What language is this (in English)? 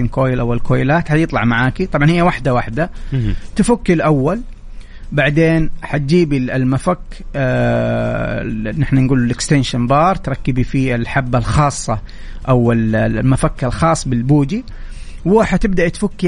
Arabic